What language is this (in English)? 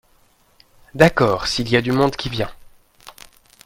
French